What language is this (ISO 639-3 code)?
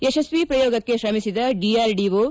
kan